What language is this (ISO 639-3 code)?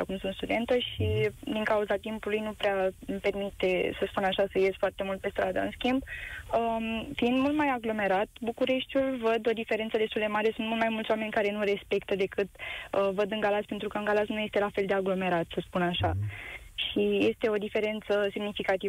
ron